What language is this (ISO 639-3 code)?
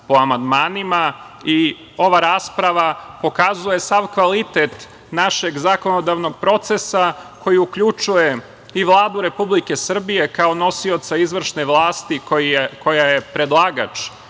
srp